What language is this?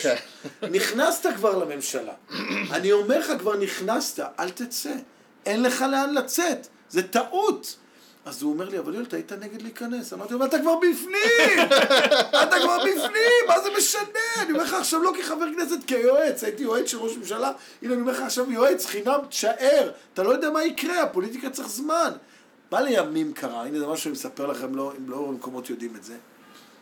Hebrew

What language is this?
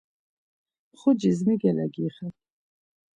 Laz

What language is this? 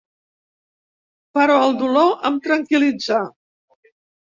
Catalan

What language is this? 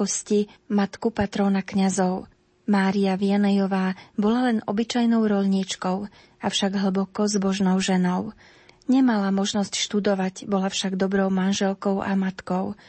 Slovak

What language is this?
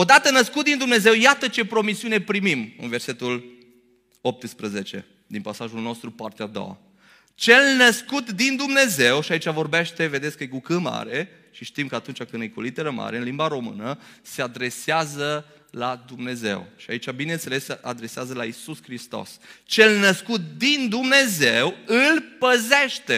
Romanian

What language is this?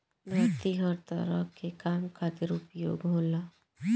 Bhojpuri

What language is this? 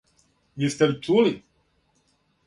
Serbian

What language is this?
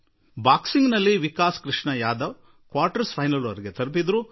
Kannada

